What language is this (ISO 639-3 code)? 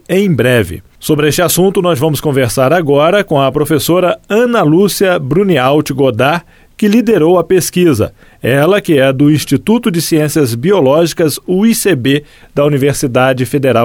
por